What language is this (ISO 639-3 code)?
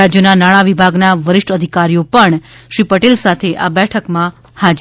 guj